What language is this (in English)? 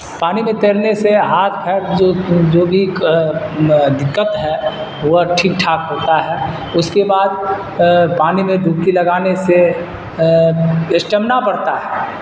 Urdu